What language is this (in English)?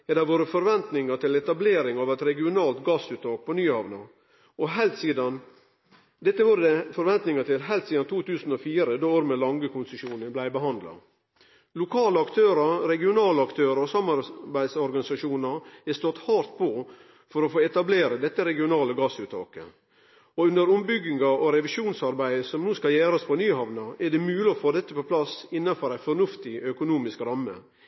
Norwegian Nynorsk